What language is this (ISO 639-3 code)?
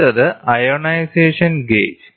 mal